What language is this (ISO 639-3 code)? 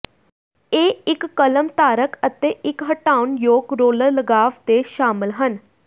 pan